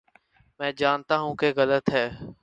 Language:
Urdu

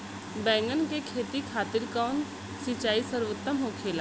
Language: Bhojpuri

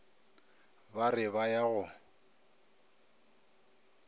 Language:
Northern Sotho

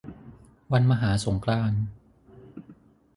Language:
Thai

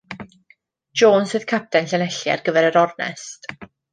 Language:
Welsh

